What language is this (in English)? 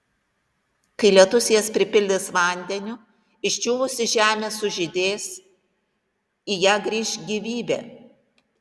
Lithuanian